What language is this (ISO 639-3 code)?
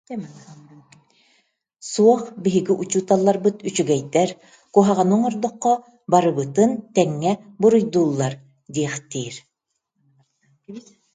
sah